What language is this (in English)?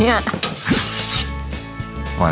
Thai